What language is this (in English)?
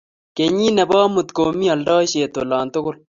Kalenjin